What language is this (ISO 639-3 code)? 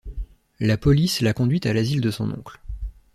fra